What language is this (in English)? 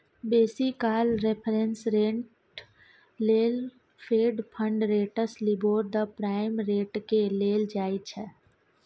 Maithili